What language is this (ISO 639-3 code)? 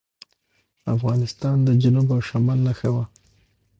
pus